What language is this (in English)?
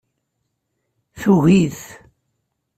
Kabyle